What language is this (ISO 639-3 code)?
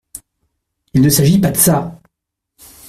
fra